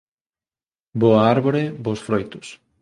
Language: Galician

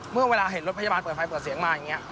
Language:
Thai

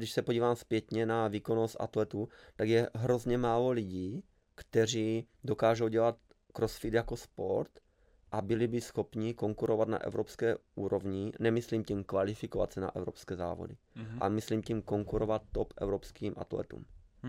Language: Czech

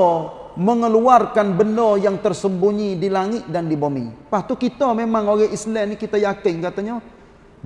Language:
Malay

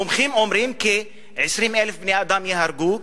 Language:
Hebrew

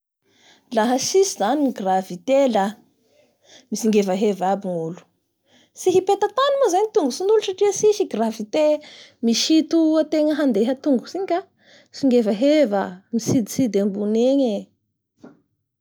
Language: Bara Malagasy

